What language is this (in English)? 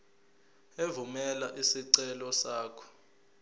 Zulu